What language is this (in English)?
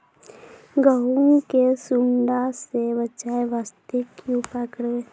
Maithili